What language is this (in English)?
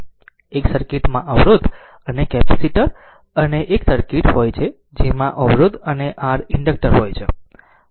Gujarati